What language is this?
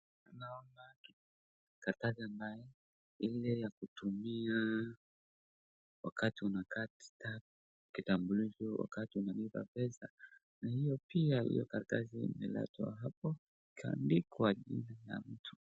Swahili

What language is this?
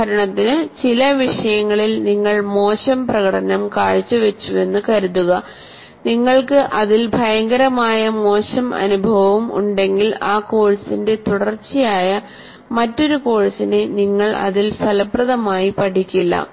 Malayalam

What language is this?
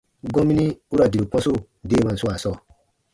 Baatonum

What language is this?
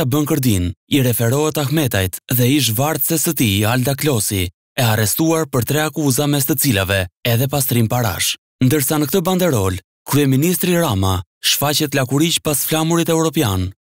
Romanian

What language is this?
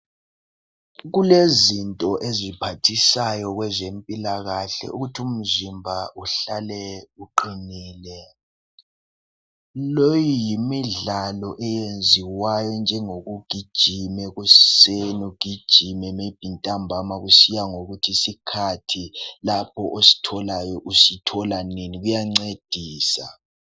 North Ndebele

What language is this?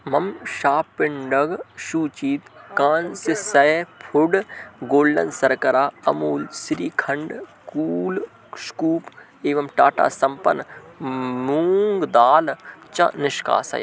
Sanskrit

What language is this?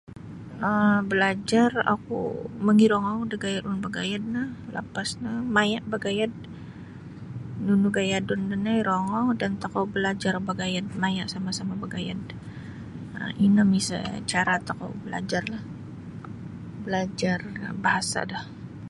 Sabah Bisaya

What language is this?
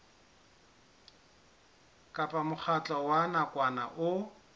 Southern Sotho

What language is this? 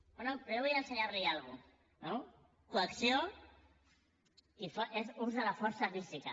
Catalan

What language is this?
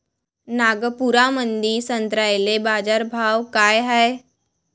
Marathi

